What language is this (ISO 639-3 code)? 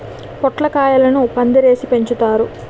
tel